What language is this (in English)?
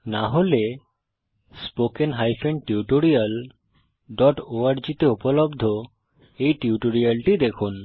Bangla